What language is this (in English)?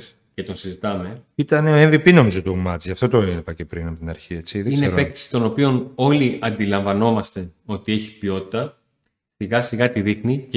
Greek